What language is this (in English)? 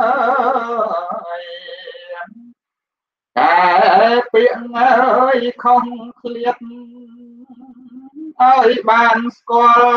Thai